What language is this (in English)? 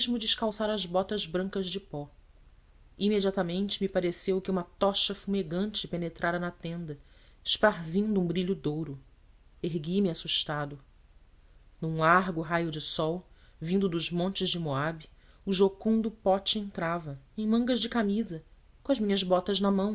Portuguese